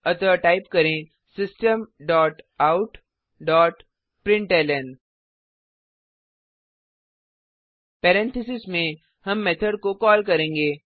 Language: Hindi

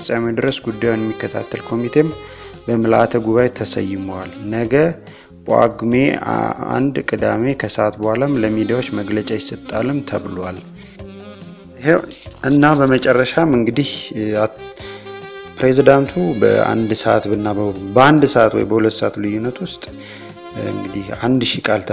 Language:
Dutch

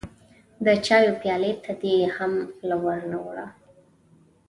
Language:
Pashto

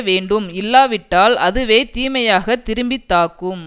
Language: Tamil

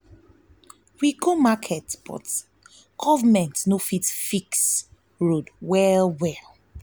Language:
Nigerian Pidgin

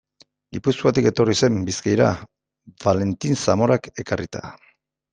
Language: Basque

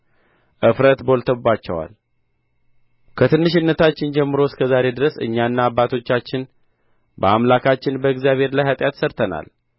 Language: Amharic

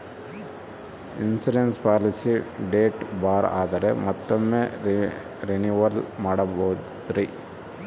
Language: Kannada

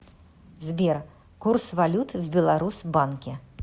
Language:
Russian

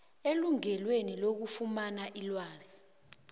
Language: South Ndebele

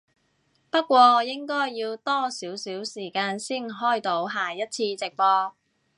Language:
Cantonese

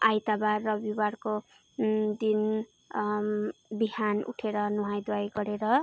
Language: Nepali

